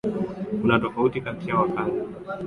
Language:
Swahili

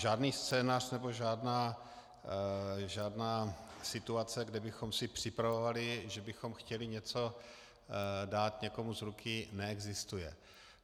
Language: Czech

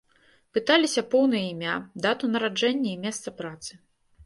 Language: Belarusian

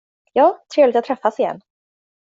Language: Swedish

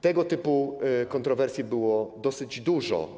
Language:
Polish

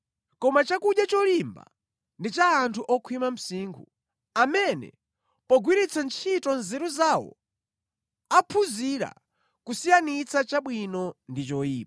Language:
Nyanja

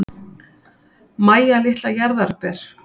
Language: Icelandic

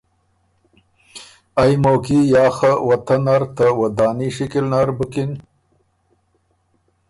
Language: Ormuri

